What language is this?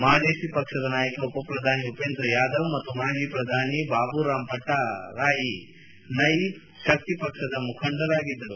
Kannada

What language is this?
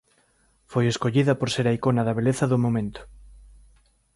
Galician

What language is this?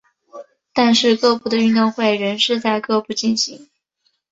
Chinese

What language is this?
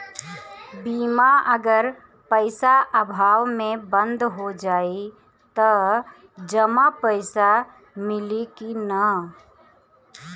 Bhojpuri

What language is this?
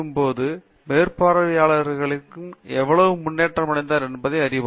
Tamil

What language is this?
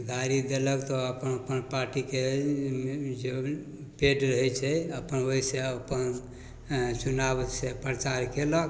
Maithili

